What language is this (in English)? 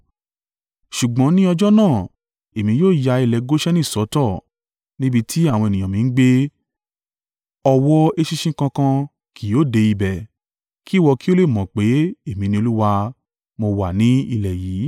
Yoruba